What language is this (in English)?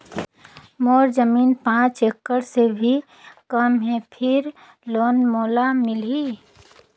Chhattisgarhi